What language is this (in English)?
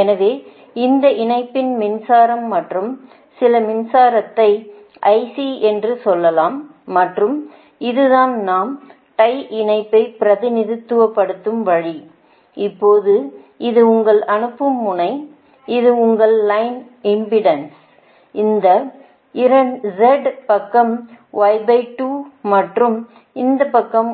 Tamil